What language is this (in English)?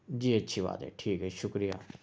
Urdu